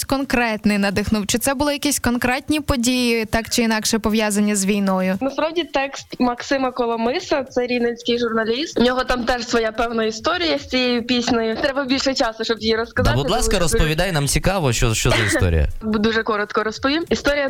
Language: Ukrainian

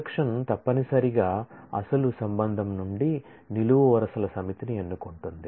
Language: Telugu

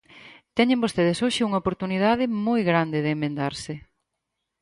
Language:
Galician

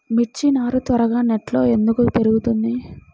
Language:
Telugu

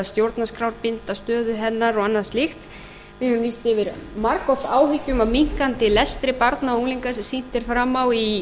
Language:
Icelandic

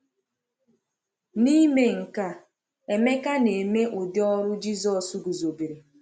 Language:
Igbo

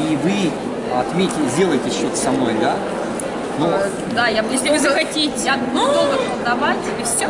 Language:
Russian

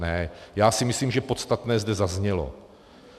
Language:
Czech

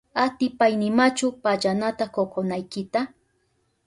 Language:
Southern Pastaza Quechua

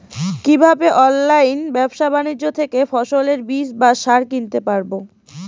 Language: Bangla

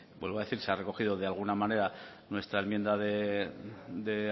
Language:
Spanish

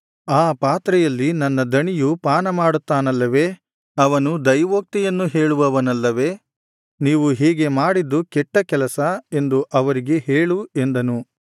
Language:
Kannada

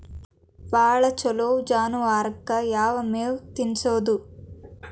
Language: Kannada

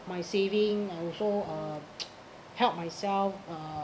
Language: English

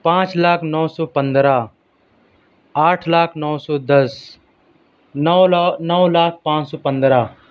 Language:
Urdu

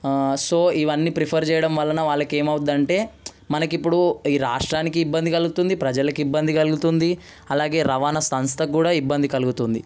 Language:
Telugu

